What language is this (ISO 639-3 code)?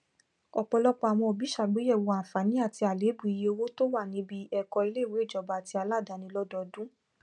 yor